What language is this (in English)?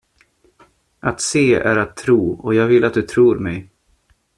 Swedish